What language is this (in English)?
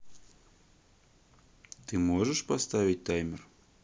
Russian